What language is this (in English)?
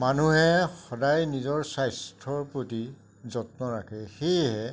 Assamese